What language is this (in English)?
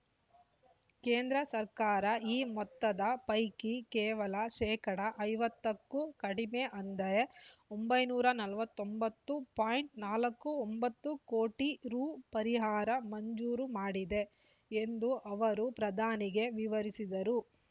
Kannada